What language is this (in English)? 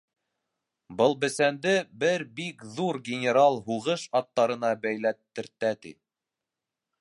Bashkir